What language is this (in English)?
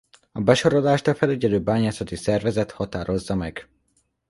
Hungarian